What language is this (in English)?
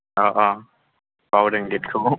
Bodo